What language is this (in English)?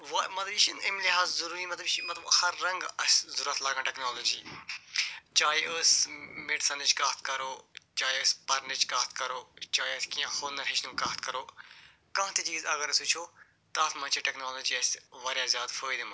Kashmiri